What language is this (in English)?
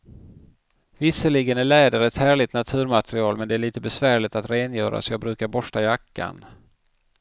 Swedish